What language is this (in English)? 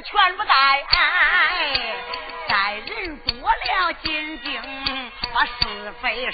Chinese